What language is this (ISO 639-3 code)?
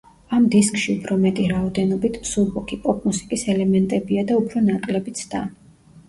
kat